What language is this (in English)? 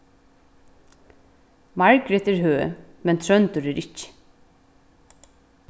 Faroese